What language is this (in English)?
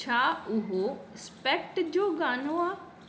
Sindhi